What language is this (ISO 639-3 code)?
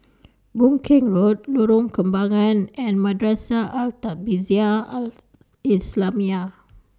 eng